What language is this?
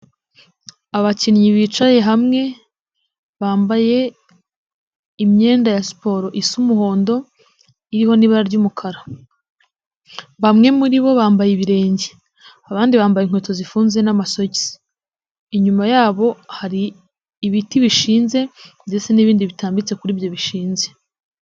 Kinyarwanda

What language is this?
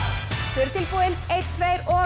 Icelandic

